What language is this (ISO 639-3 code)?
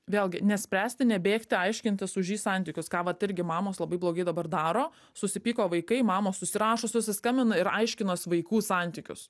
lit